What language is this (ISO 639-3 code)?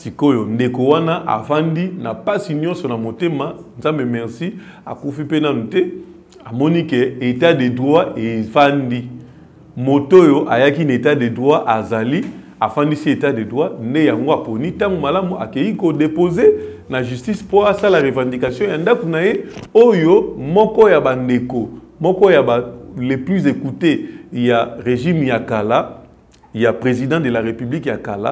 fra